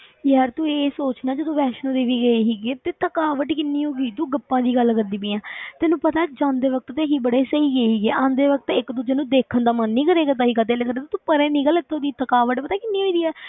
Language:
Punjabi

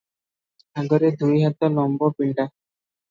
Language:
Odia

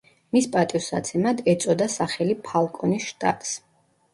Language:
Georgian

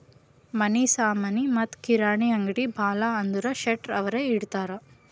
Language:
Kannada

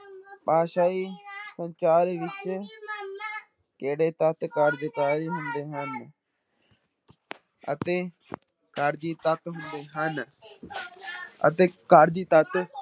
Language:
Punjabi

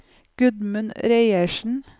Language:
Norwegian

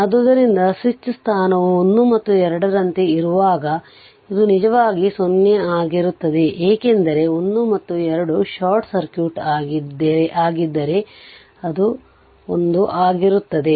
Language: Kannada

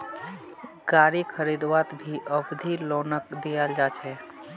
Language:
Magahi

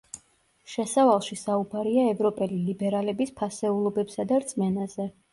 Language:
Georgian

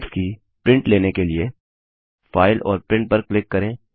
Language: Hindi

